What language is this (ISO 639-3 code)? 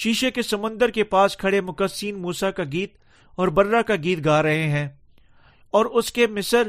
urd